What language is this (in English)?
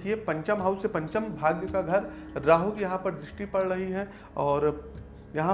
Hindi